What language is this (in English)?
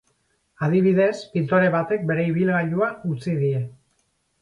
Basque